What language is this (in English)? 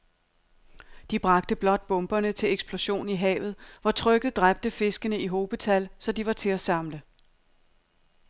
Danish